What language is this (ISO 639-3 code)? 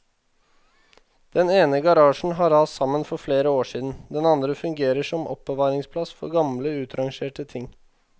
nor